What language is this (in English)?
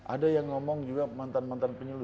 Indonesian